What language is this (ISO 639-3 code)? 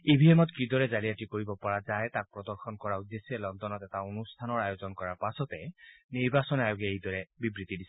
asm